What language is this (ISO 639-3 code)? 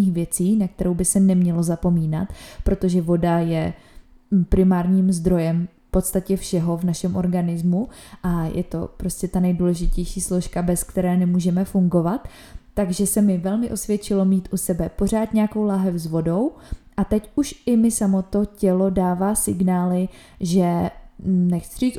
ces